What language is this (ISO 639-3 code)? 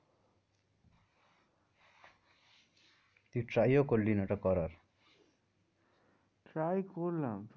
ben